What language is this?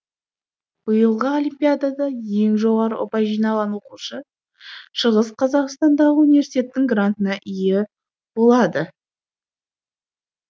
Kazakh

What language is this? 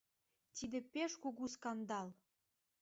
Mari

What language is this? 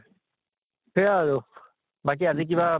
Assamese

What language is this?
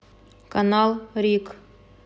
Russian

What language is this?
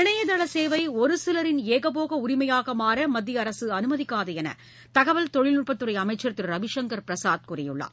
Tamil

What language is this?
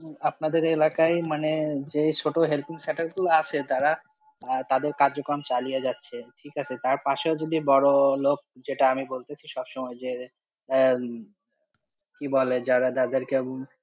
Bangla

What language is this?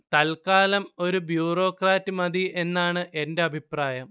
Malayalam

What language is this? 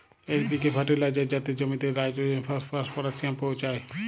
Bangla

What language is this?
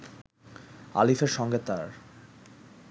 Bangla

